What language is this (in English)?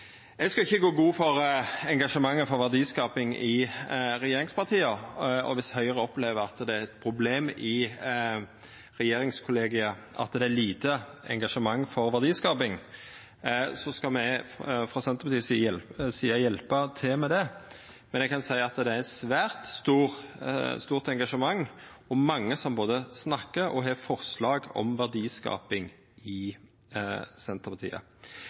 Norwegian Nynorsk